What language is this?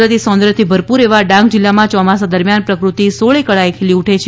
Gujarati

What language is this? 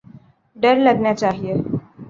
Urdu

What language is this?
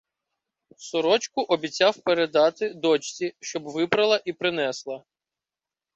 Ukrainian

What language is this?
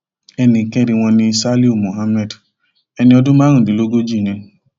Yoruba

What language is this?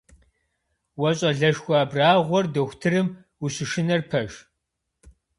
Kabardian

